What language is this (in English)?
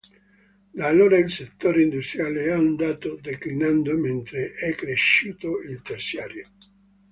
Italian